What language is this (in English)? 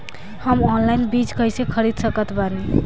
Bhojpuri